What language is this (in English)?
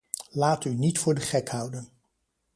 Dutch